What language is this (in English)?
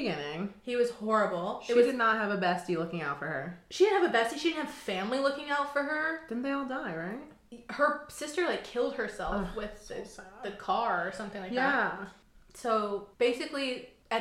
English